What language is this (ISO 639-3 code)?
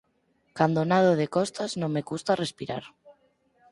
glg